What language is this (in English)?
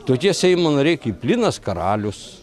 Lithuanian